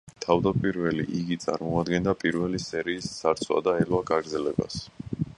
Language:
Georgian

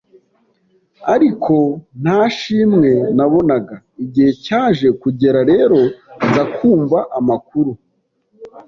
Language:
Kinyarwanda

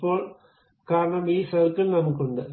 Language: Malayalam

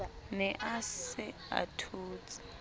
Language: Southern Sotho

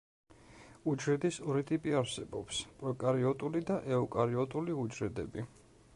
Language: Georgian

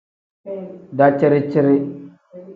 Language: Tem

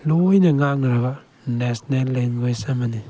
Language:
Manipuri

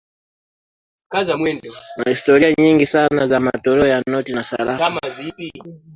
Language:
Swahili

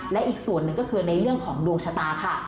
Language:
Thai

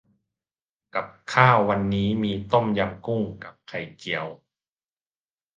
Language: Thai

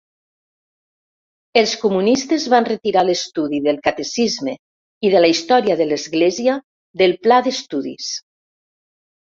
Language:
Catalan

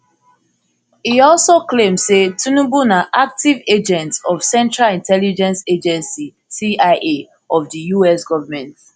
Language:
Nigerian Pidgin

